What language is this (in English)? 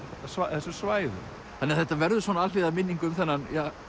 Icelandic